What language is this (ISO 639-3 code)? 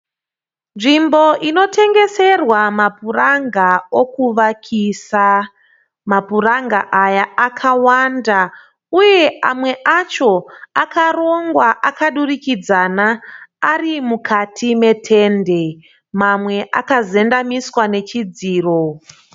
sna